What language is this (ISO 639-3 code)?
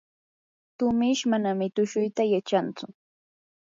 qur